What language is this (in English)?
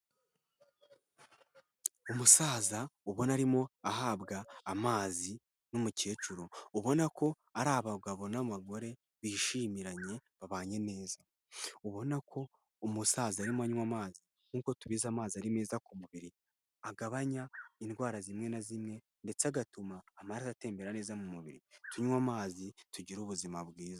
Kinyarwanda